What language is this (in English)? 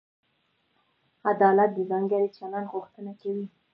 Pashto